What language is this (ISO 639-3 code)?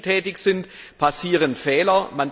deu